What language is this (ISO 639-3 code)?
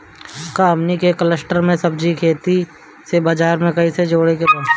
bho